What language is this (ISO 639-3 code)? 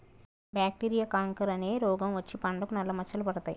tel